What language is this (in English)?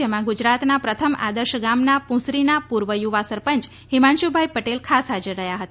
Gujarati